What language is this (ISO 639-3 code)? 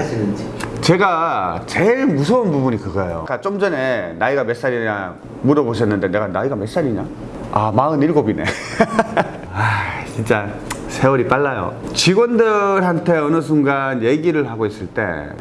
kor